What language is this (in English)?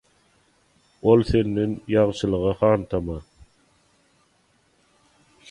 Turkmen